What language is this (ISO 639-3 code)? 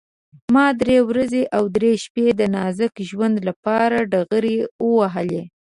pus